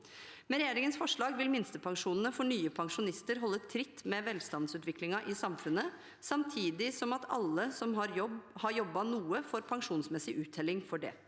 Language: Norwegian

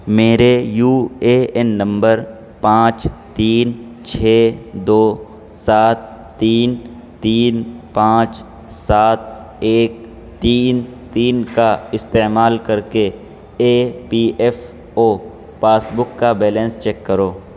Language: Urdu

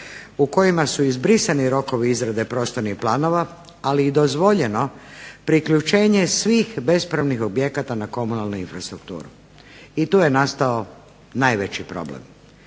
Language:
Croatian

